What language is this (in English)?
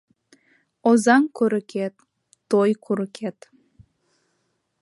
Mari